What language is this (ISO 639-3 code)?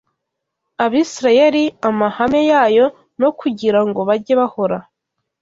kin